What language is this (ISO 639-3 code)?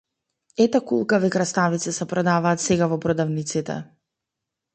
mkd